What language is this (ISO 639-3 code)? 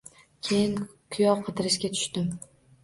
uzb